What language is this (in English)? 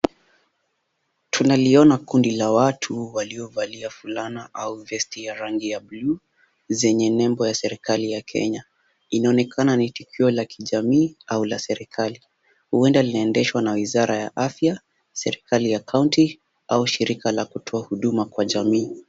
Swahili